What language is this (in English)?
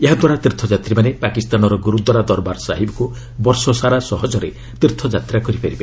Odia